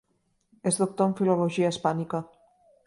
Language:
Catalan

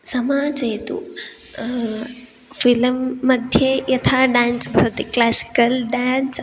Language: Sanskrit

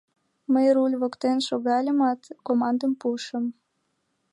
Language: Mari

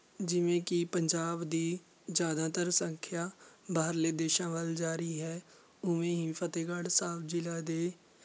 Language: Punjabi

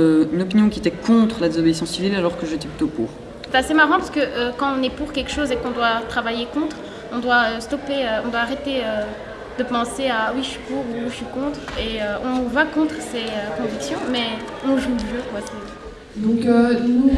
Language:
French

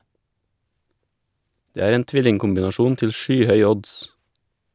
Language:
Norwegian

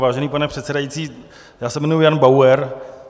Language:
Czech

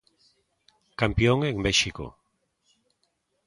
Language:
Galician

